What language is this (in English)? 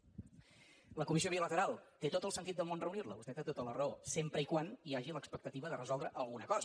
Catalan